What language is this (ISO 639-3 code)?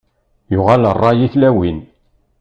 kab